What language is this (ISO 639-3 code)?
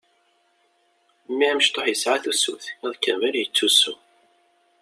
kab